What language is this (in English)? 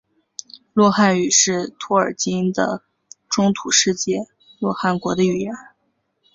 Chinese